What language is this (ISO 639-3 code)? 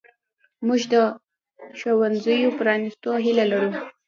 pus